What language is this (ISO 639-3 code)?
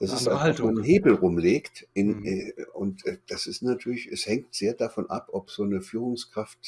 deu